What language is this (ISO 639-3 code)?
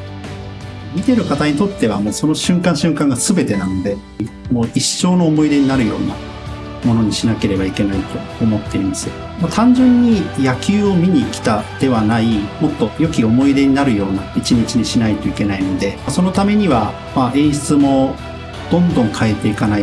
jpn